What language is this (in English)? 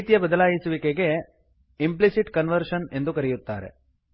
Kannada